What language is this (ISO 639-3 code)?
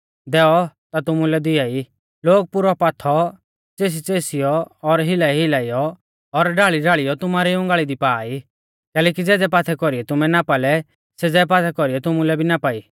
bfz